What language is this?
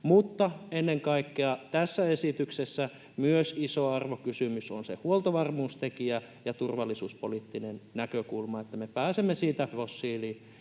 Finnish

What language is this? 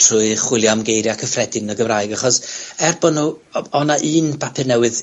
Welsh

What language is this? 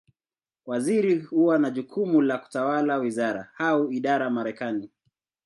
Swahili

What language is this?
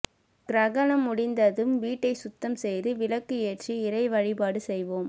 Tamil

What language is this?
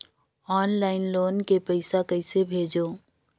Chhattisgarhi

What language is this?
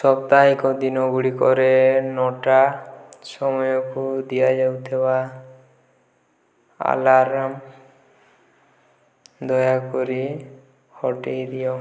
Odia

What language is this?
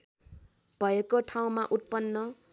Nepali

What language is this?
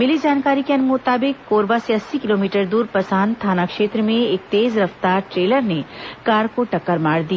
Hindi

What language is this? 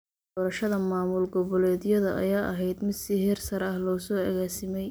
Somali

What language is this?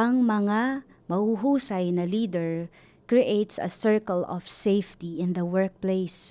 Filipino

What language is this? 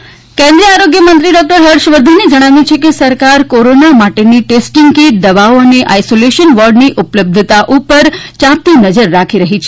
Gujarati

